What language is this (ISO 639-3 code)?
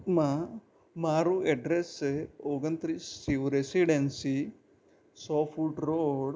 guj